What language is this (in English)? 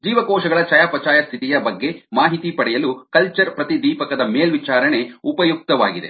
Kannada